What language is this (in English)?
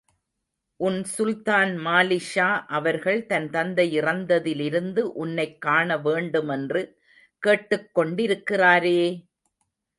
Tamil